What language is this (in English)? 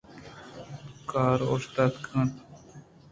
Eastern Balochi